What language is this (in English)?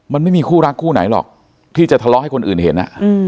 Thai